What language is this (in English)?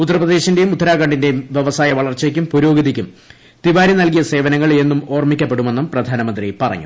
Malayalam